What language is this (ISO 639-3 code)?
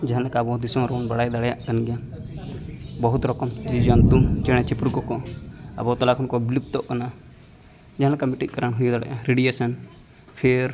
sat